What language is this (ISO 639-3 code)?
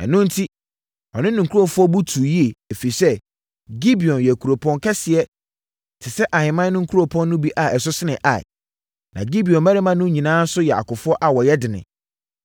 aka